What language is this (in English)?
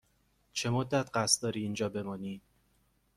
Persian